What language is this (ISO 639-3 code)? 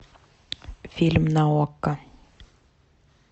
rus